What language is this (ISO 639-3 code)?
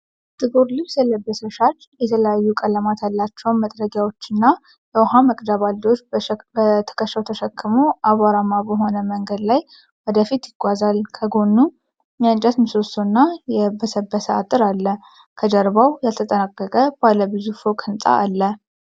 amh